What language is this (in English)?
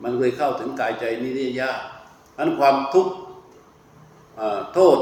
Thai